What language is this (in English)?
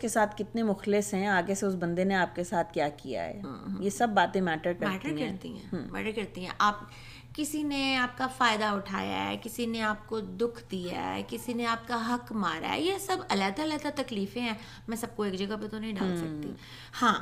Urdu